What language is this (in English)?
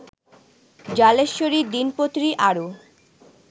Bangla